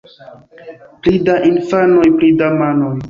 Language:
Esperanto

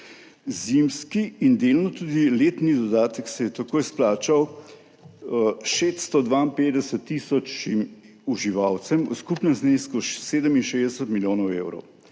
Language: Slovenian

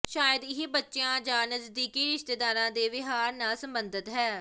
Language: Punjabi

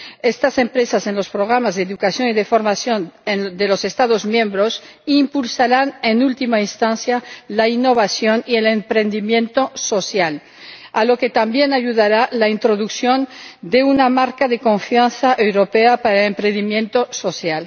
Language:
Spanish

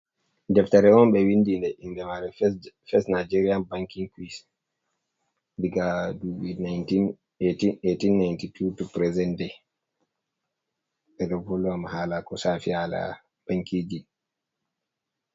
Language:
Fula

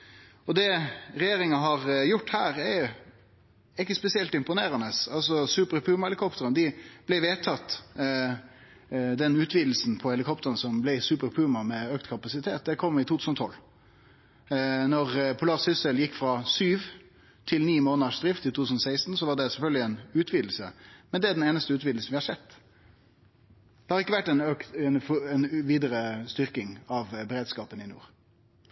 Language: Norwegian Nynorsk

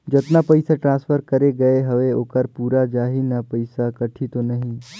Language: Chhattisgarhi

